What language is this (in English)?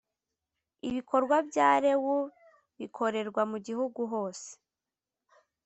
Kinyarwanda